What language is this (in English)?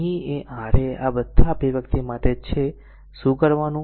Gujarati